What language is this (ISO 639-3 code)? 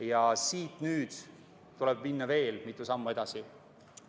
est